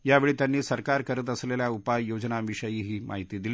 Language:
Marathi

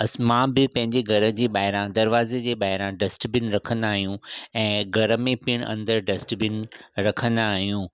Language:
Sindhi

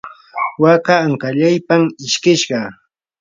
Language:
Yanahuanca Pasco Quechua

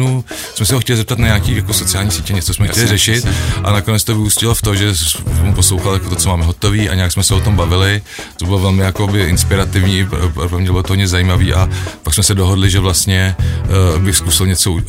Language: Czech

